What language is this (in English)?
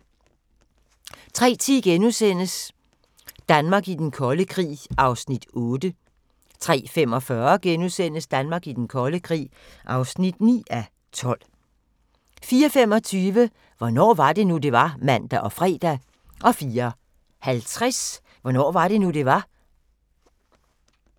Danish